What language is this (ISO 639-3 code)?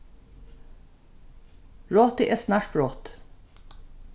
fao